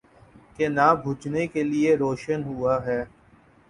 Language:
Urdu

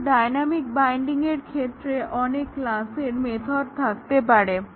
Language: Bangla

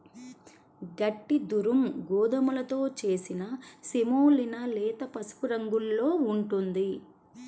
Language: Telugu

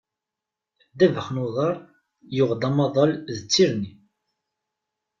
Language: Kabyle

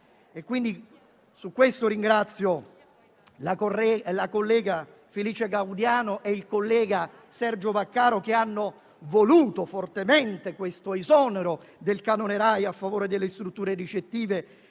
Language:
Italian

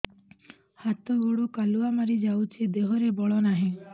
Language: Odia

